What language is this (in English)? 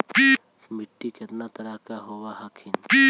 Magahi